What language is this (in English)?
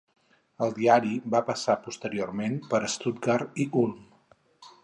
Catalan